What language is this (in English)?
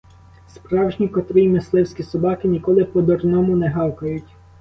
Ukrainian